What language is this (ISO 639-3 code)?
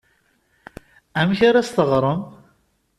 kab